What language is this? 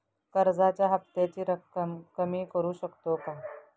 Marathi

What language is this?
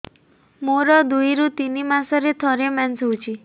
Odia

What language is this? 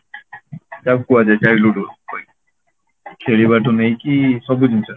Odia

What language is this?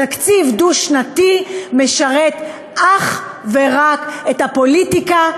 Hebrew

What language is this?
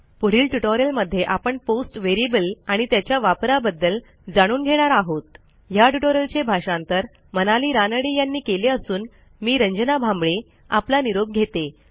Marathi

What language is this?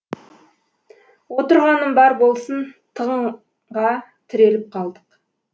Kazakh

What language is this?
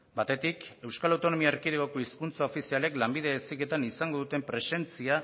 Basque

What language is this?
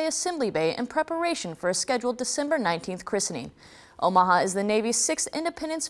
English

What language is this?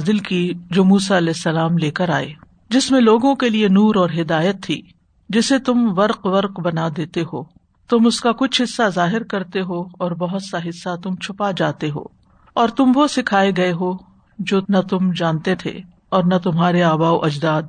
Urdu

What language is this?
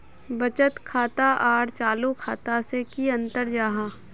Magahi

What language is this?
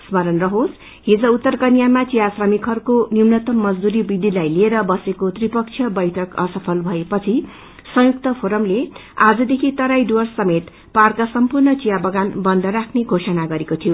Nepali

